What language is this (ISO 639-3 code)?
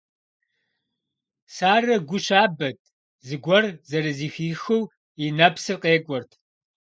kbd